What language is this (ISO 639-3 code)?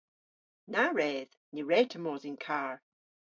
cor